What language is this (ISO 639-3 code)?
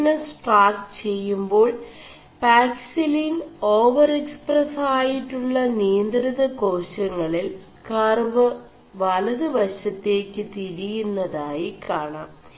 mal